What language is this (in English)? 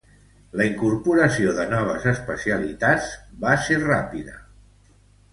Catalan